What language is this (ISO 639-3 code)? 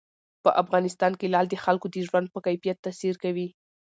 pus